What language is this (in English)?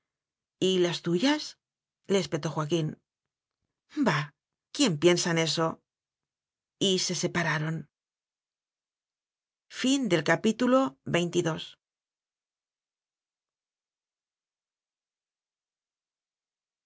Spanish